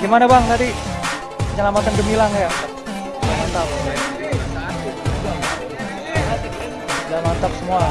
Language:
Indonesian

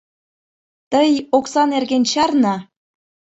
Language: Mari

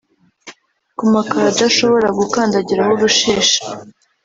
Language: Kinyarwanda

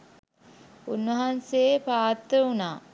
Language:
Sinhala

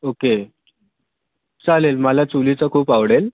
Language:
Marathi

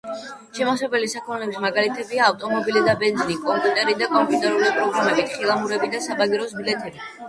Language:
Georgian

